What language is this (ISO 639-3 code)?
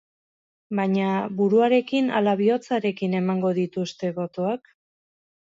eus